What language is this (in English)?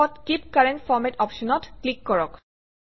Assamese